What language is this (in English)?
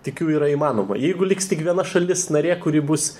Lithuanian